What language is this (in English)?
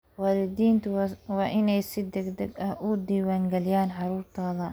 Somali